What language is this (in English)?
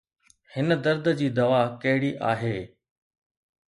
Sindhi